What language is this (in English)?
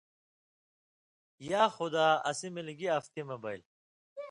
Indus Kohistani